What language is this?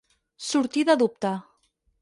Catalan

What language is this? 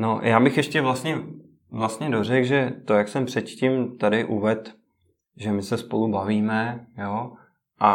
Czech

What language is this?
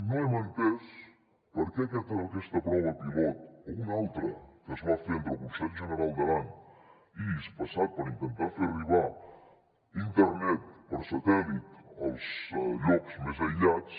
Catalan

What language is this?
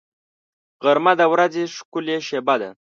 Pashto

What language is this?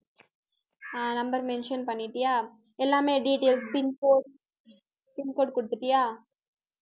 Tamil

